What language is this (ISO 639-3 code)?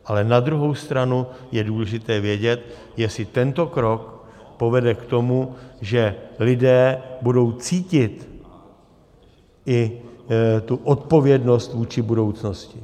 ces